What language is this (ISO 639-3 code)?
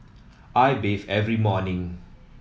eng